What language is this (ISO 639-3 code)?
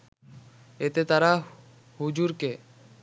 ben